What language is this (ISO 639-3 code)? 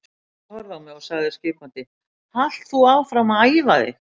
isl